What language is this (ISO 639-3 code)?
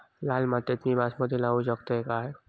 mar